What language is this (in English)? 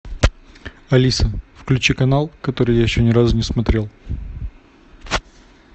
Russian